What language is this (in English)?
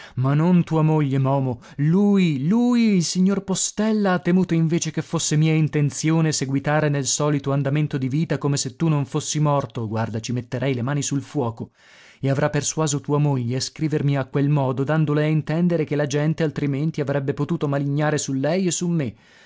Italian